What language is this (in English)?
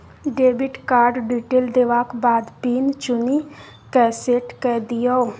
Maithili